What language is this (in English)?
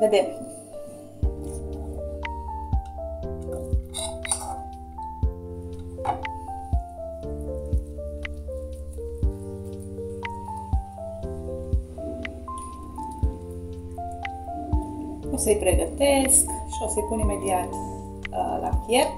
Romanian